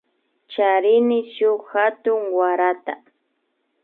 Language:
Imbabura Highland Quichua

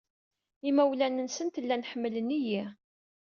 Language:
Kabyle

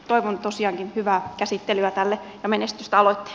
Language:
Finnish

